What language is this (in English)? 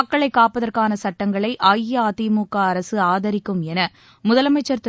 Tamil